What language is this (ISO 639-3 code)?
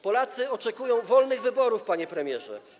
pol